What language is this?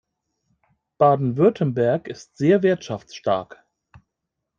German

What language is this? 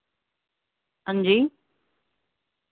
Dogri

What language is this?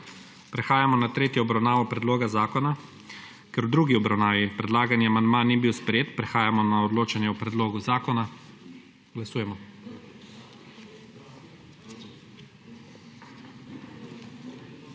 Slovenian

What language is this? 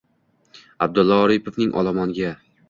Uzbek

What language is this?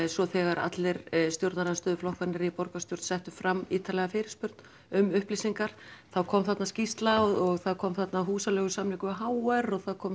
Icelandic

